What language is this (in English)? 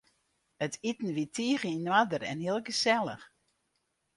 Western Frisian